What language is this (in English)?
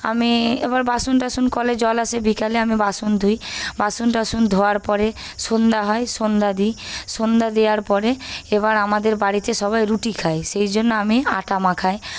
Bangla